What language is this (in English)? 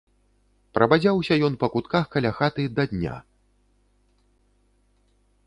Belarusian